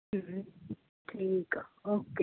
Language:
Punjabi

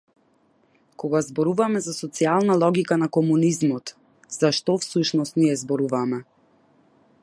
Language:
Macedonian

